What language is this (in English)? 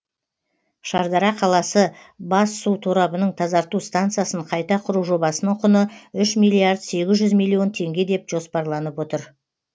Kazakh